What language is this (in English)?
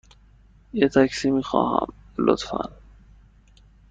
Persian